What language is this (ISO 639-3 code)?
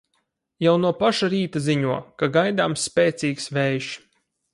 lav